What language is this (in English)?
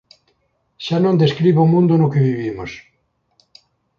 Galician